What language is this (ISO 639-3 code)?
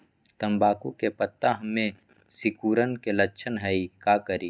mag